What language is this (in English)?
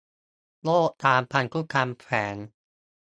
Thai